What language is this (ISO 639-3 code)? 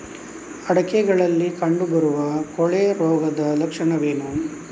kan